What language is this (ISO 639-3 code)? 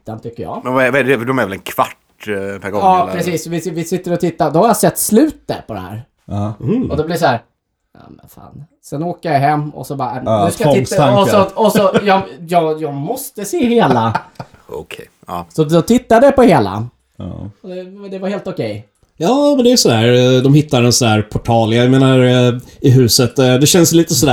swe